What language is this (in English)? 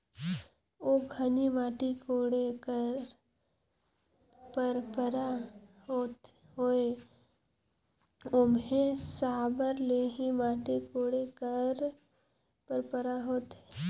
Chhattisgarhi